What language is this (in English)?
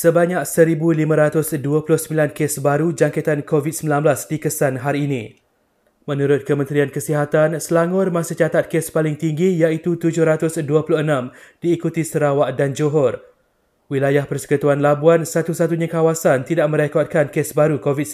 Malay